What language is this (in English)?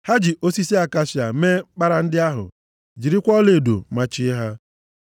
Igbo